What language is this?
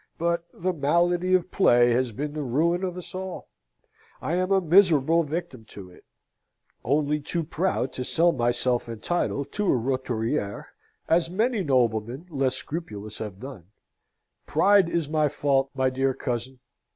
English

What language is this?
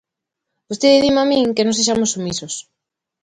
Galician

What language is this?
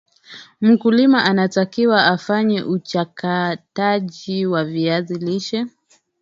Swahili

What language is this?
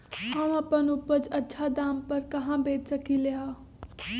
Magahi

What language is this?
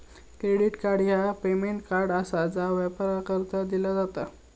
Marathi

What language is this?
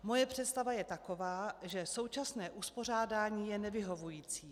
Czech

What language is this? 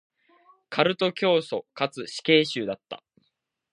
Japanese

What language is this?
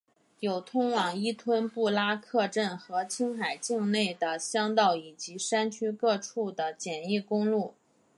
Chinese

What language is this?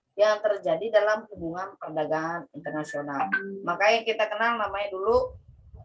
Indonesian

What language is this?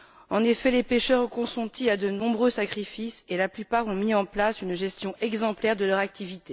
French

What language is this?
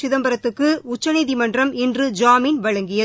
Tamil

